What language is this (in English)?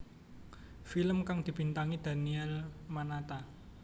Javanese